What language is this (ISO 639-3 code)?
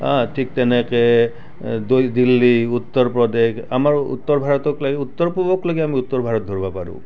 asm